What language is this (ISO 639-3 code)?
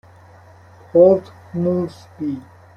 fas